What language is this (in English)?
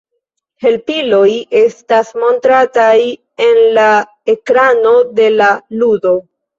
Esperanto